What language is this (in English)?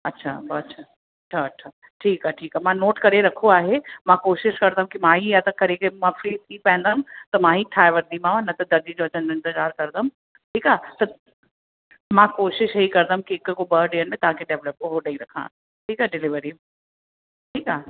Sindhi